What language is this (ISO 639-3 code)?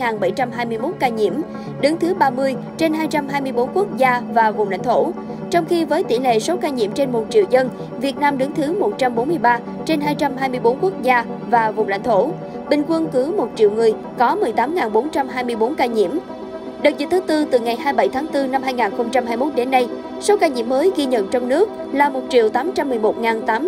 vie